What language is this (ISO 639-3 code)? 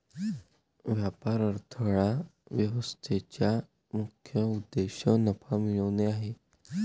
mar